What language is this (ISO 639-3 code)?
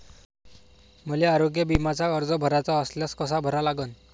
mar